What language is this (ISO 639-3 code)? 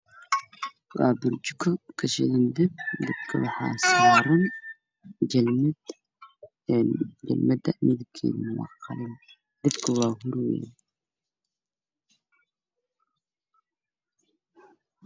som